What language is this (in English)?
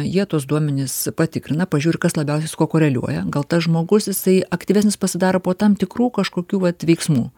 Lithuanian